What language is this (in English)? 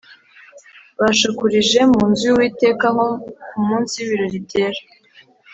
Kinyarwanda